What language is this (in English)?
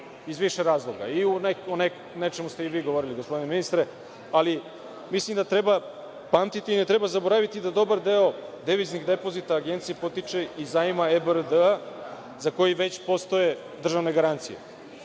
Serbian